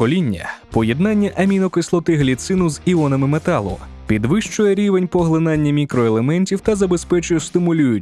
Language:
Ukrainian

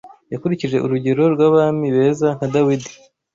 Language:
Kinyarwanda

